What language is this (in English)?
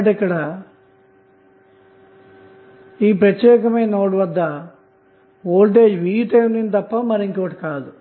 Telugu